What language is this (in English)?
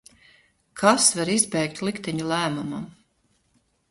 Latvian